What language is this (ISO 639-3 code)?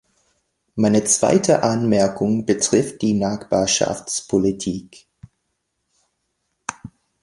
deu